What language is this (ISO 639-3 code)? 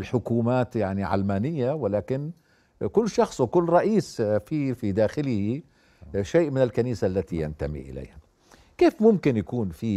ara